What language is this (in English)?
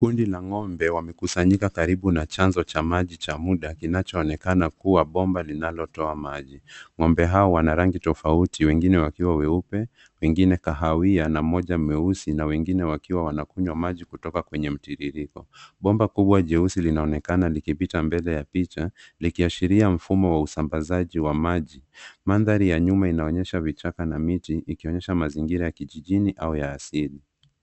Swahili